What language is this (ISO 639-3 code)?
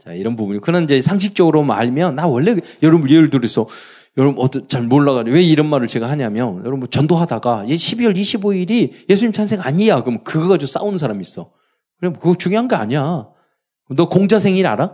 kor